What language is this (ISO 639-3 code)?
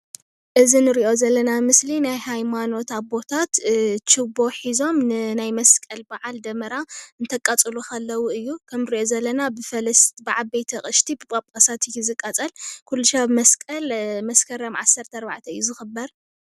tir